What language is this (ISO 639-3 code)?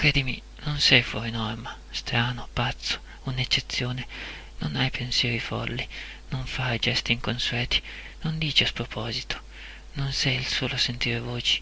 ita